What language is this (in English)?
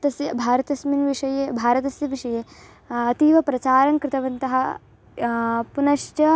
Sanskrit